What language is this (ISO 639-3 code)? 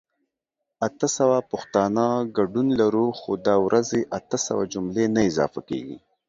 pus